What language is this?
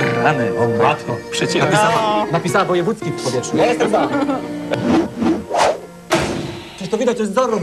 Polish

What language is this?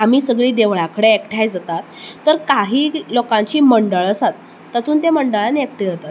Konkani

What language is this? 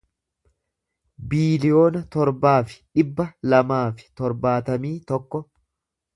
Oromo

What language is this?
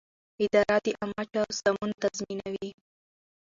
Pashto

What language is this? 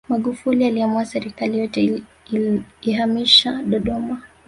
Swahili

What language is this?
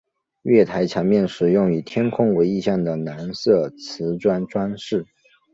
Chinese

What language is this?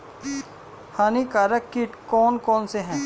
Hindi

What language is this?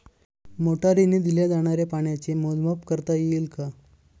Marathi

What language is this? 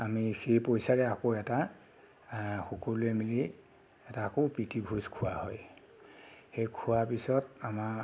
Assamese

